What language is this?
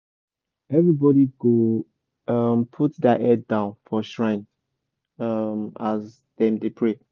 Nigerian Pidgin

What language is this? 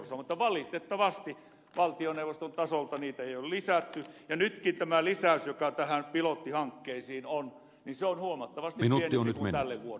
Finnish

